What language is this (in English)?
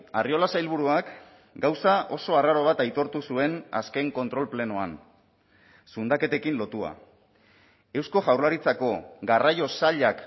Basque